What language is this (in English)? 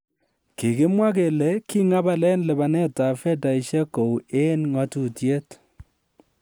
Kalenjin